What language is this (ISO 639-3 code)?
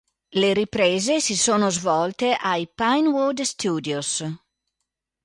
ita